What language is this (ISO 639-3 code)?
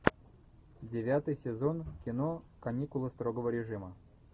rus